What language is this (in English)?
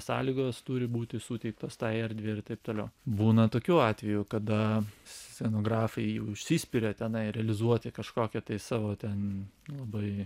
Lithuanian